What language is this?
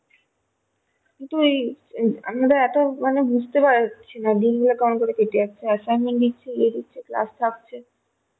Bangla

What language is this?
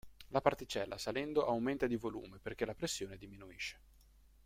Italian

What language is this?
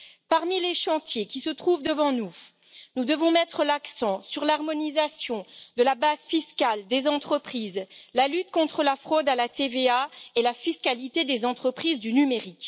French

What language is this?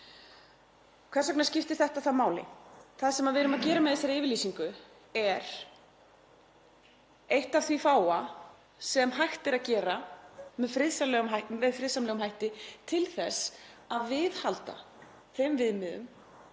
Icelandic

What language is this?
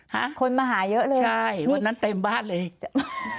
Thai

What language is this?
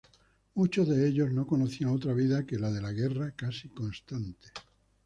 Spanish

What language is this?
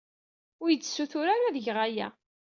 Kabyle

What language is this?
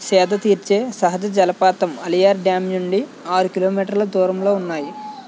Telugu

